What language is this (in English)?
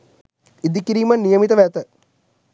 Sinhala